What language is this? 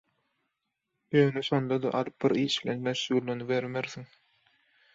Turkmen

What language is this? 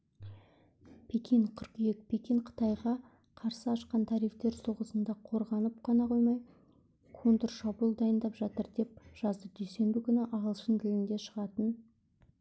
Kazakh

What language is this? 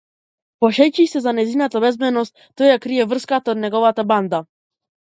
Macedonian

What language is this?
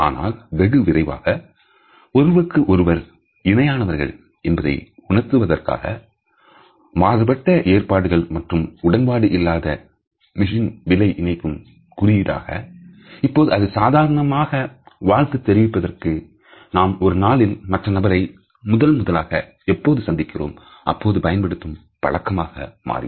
Tamil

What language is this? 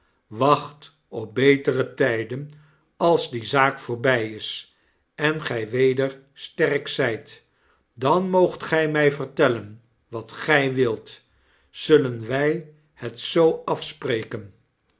Dutch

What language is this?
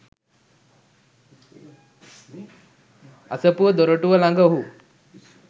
Sinhala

